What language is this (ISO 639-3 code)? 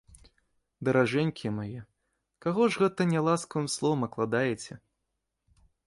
bel